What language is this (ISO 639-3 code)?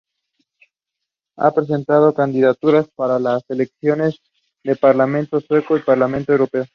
spa